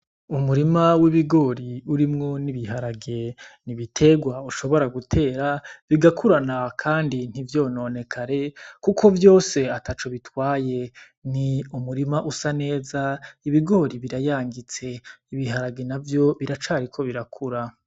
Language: Rundi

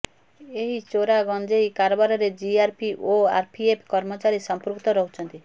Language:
Odia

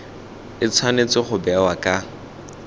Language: Tswana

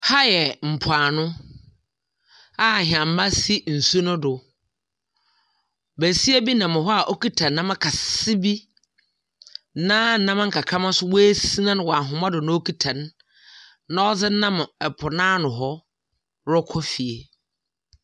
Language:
Akan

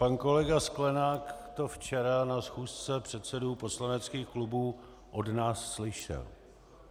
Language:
Czech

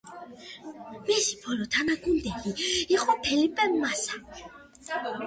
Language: Georgian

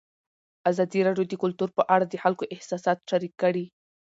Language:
Pashto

